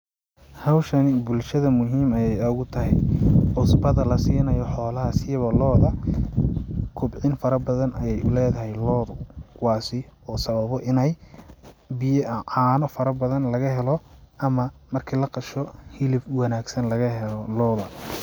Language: Somali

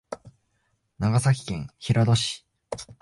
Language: Japanese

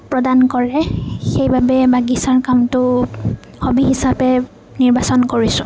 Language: Assamese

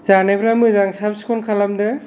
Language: Bodo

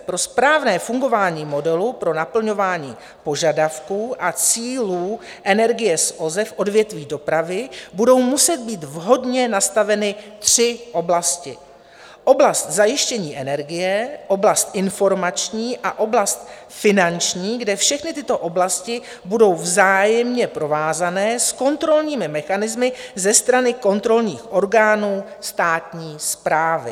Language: Czech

